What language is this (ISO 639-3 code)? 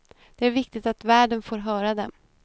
swe